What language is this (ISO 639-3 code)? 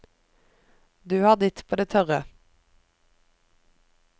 nor